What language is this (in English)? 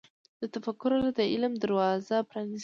Pashto